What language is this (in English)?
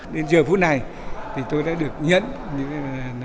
Vietnamese